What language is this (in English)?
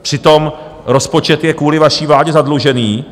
Czech